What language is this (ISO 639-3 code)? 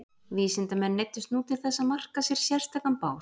isl